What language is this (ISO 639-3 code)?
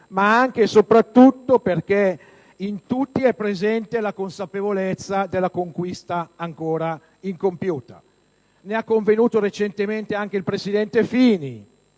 ita